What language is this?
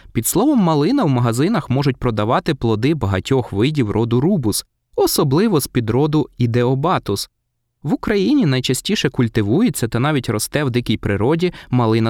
Ukrainian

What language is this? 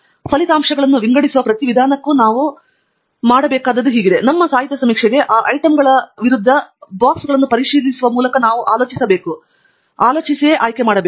Kannada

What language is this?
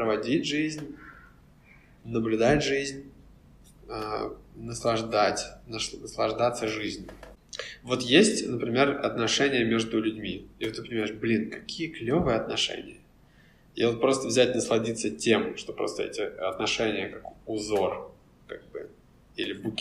Russian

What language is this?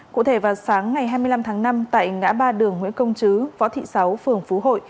Vietnamese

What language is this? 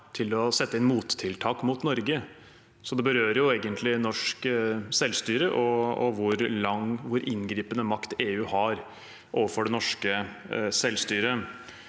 Norwegian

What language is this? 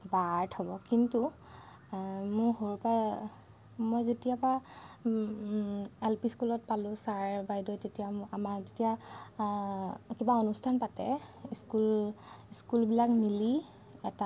Assamese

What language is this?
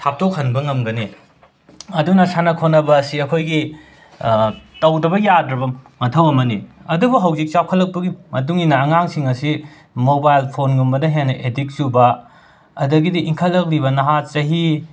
Manipuri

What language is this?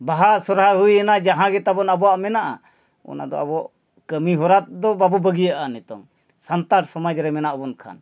Santali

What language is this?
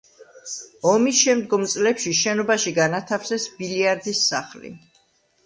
Georgian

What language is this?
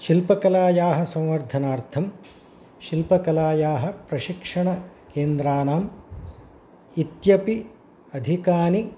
Sanskrit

